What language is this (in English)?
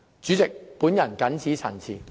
Cantonese